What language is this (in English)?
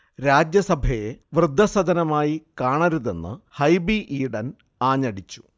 Malayalam